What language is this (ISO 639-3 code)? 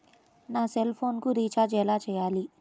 tel